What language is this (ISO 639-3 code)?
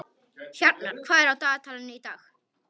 isl